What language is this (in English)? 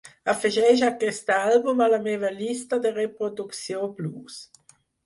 Catalan